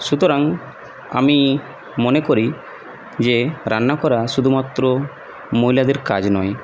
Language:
Bangla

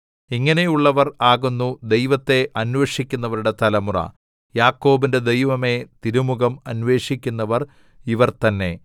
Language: Malayalam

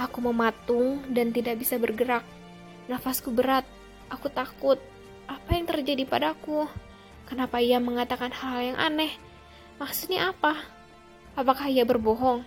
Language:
Indonesian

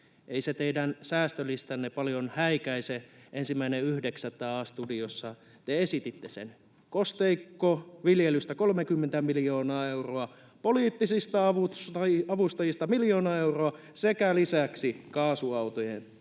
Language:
Finnish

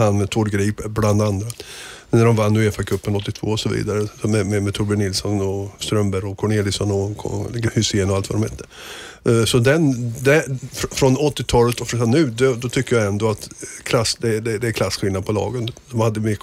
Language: Swedish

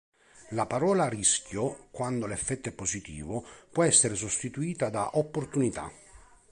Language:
Italian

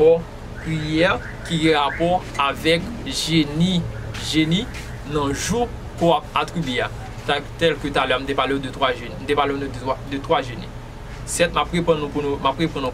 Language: French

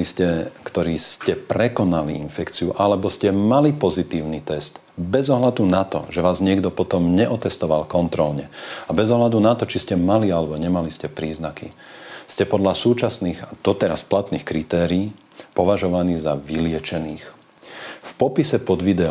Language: Slovak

